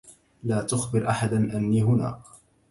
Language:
Arabic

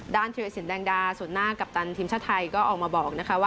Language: Thai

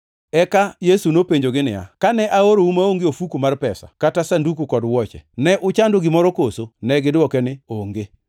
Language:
Luo (Kenya and Tanzania)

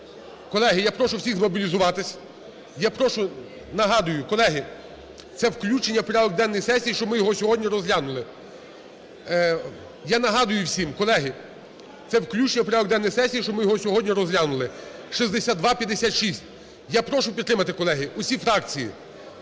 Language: Ukrainian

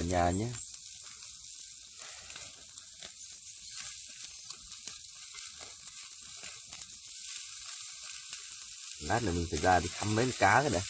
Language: Vietnamese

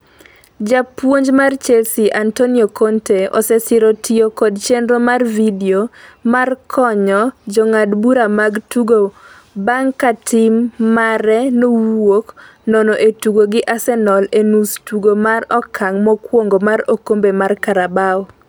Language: Luo (Kenya and Tanzania)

